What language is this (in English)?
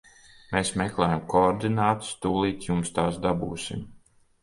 Latvian